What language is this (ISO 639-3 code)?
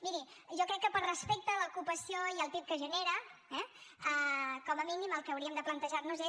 cat